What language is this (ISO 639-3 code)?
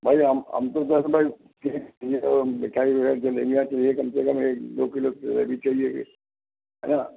hin